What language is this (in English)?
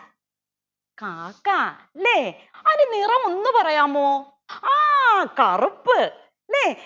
Malayalam